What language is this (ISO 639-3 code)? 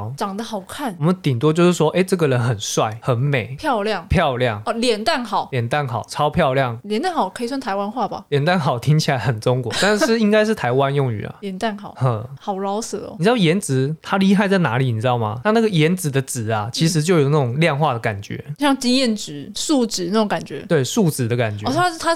zho